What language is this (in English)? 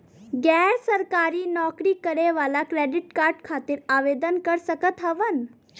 Bhojpuri